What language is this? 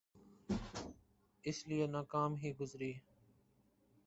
Urdu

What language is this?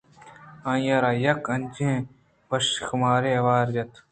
Eastern Balochi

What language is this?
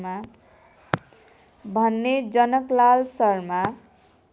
Nepali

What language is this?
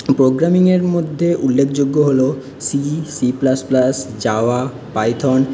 Bangla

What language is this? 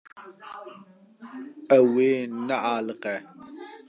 Kurdish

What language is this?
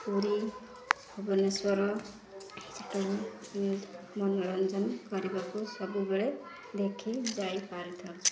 Odia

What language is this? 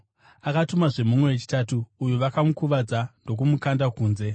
Shona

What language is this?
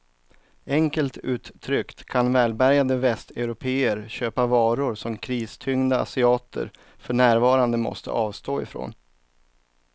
Swedish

